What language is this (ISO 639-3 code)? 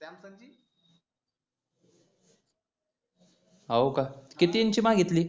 mar